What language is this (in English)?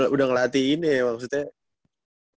Indonesian